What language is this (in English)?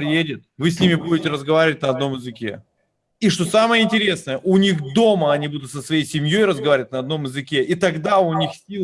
Russian